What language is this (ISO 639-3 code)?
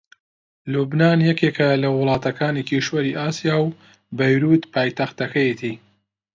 ckb